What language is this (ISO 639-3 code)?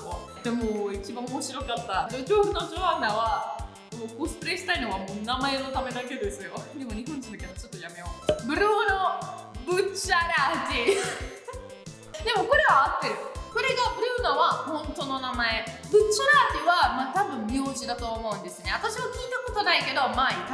jpn